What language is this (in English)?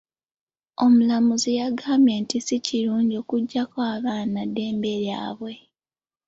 Ganda